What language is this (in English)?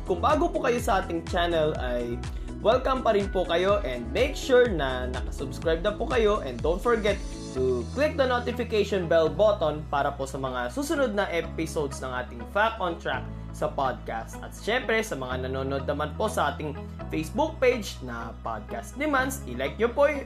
Filipino